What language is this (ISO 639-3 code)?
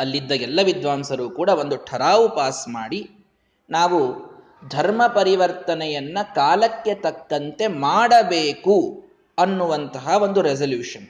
kan